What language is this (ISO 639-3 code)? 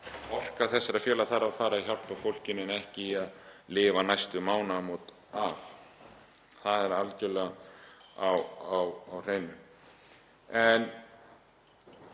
isl